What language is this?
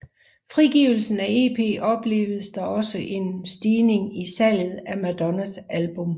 Danish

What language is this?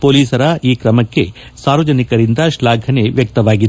Kannada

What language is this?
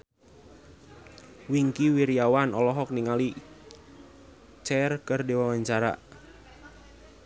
Sundanese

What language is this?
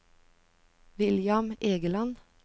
Norwegian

